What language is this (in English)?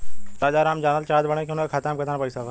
Bhojpuri